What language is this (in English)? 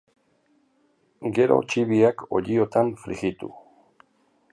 Basque